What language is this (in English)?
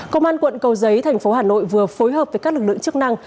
Vietnamese